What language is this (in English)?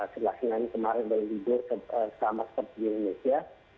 Indonesian